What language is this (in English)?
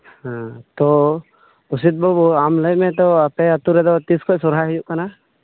Santali